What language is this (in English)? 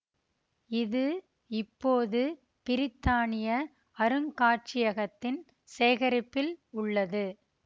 Tamil